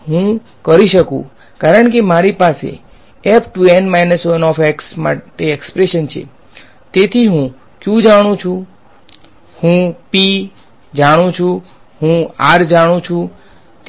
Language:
Gujarati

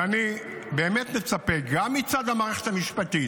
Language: Hebrew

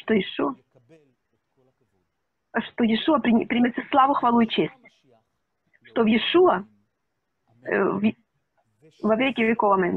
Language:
Russian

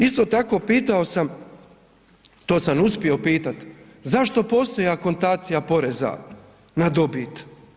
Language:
Croatian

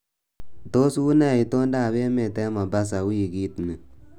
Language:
Kalenjin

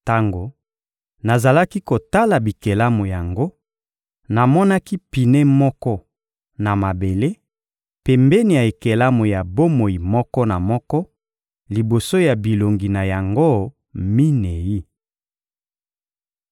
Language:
Lingala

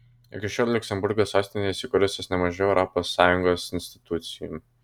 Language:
Lithuanian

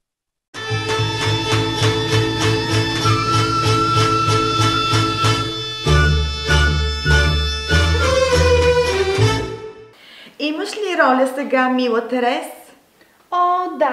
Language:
Portuguese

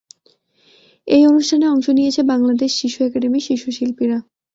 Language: Bangla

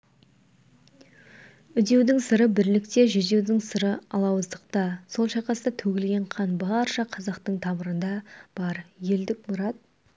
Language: Kazakh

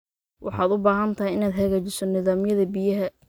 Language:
Somali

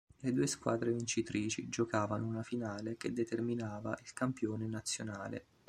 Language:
Italian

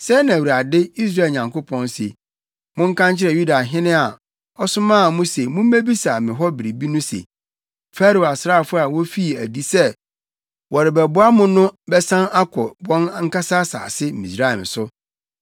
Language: Akan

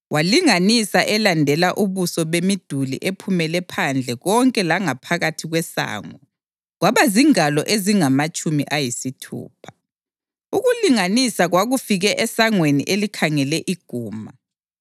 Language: North Ndebele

